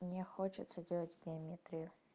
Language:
Russian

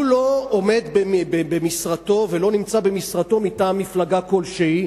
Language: Hebrew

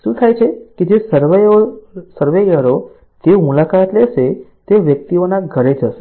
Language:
Gujarati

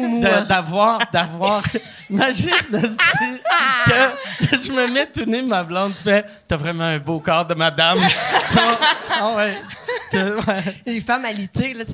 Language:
French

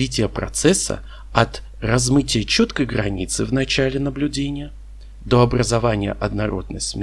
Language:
Russian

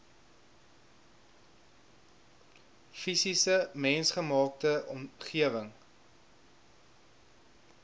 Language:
Afrikaans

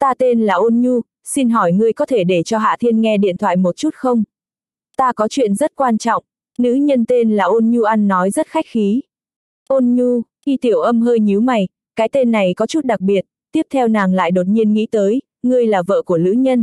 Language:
Vietnamese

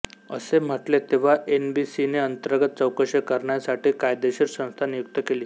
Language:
Marathi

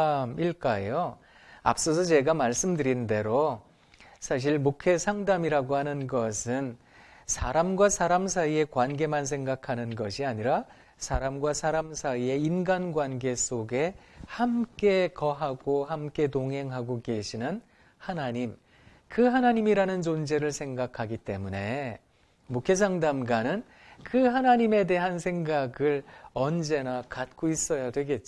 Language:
Korean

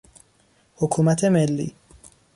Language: Persian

